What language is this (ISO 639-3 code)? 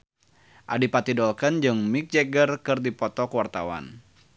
sun